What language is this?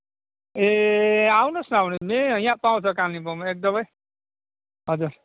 Nepali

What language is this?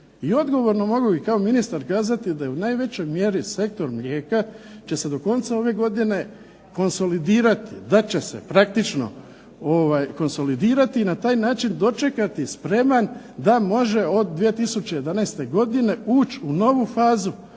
Croatian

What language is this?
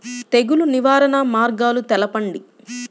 Telugu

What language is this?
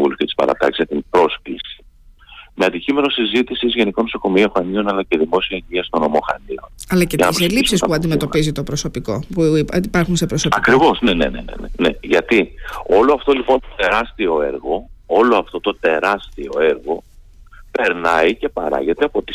Greek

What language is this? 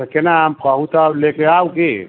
Maithili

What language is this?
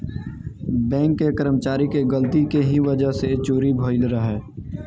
Bhojpuri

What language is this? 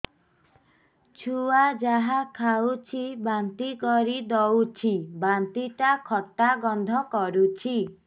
Odia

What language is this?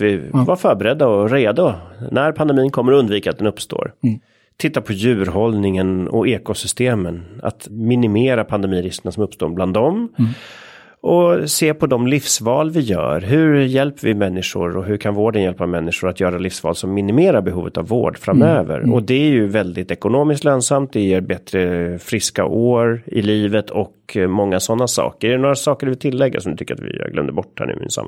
Swedish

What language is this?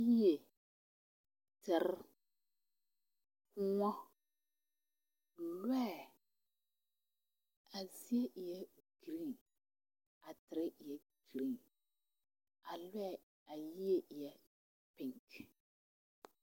Southern Dagaare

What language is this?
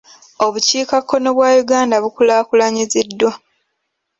Ganda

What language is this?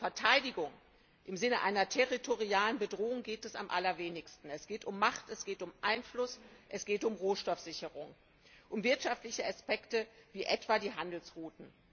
German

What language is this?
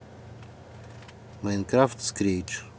Russian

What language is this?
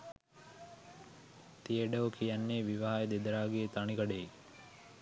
Sinhala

